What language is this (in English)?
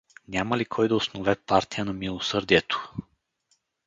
Bulgarian